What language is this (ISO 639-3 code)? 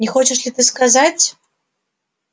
rus